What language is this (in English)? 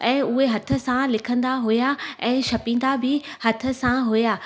Sindhi